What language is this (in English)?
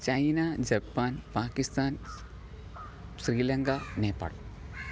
Malayalam